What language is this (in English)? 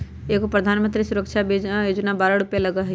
Magahi